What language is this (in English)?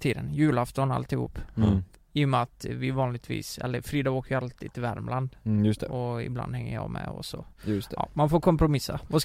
Swedish